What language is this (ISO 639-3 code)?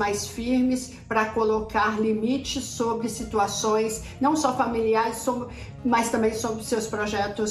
por